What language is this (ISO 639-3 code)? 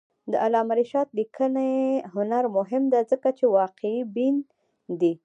pus